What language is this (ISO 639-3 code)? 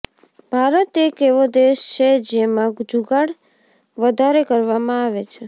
guj